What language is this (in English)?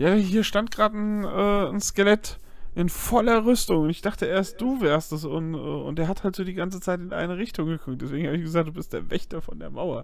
German